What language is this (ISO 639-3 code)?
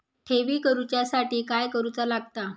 mar